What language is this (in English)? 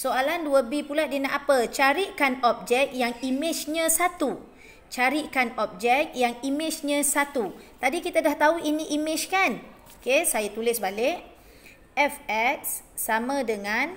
Malay